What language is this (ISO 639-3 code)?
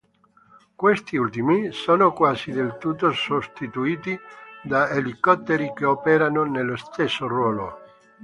ita